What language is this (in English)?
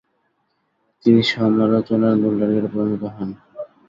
Bangla